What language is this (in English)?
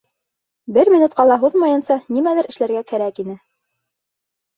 Bashkir